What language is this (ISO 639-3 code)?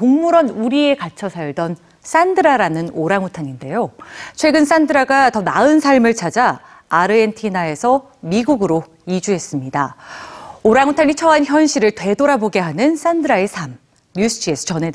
kor